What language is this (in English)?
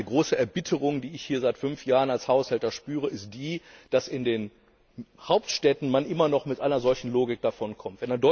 German